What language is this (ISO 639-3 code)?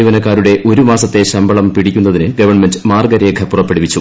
mal